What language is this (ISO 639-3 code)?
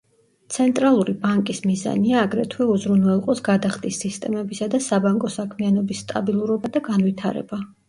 kat